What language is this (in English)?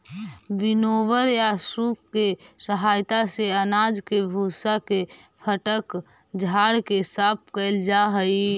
Magahi